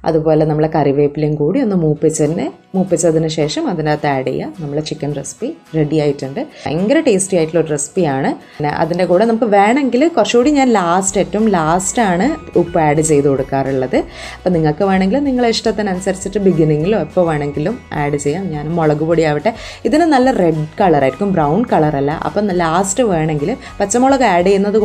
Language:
Malayalam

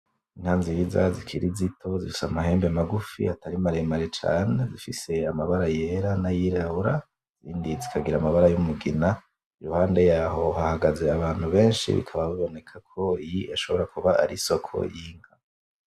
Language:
Rundi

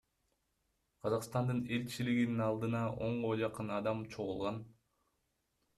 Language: Kyrgyz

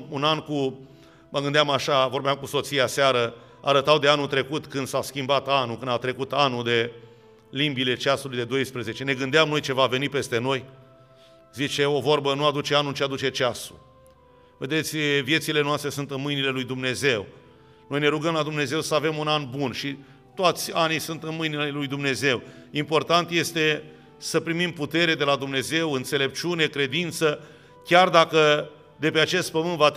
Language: Romanian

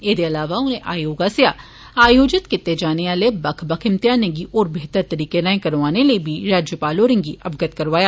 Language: Dogri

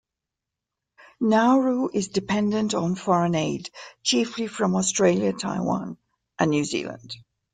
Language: English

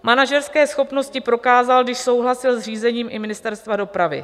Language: Czech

